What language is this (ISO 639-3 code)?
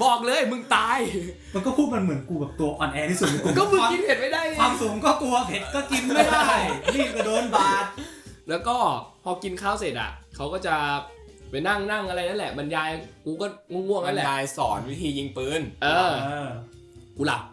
tha